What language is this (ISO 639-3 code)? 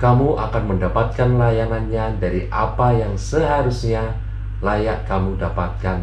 ind